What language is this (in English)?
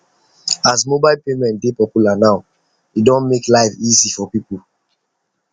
Nigerian Pidgin